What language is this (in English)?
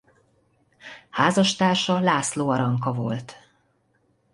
Hungarian